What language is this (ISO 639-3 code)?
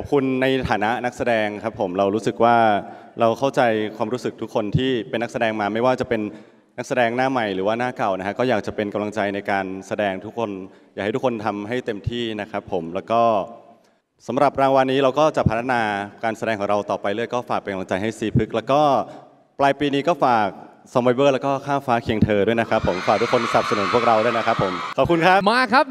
tha